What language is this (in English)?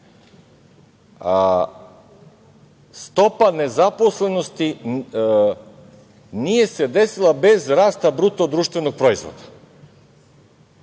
Serbian